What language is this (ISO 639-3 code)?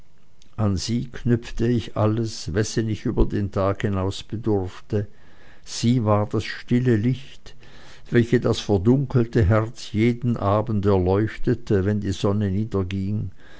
deu